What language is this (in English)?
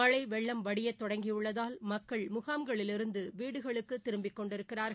Tamil